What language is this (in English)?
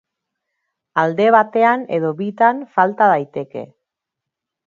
Basque